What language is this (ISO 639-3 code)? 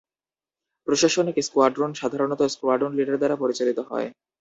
ben